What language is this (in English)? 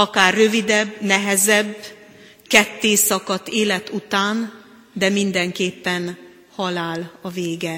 Hungarian